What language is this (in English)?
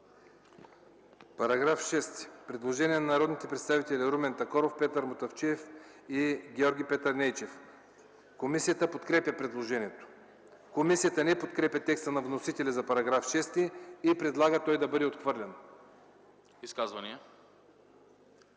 Bulgarian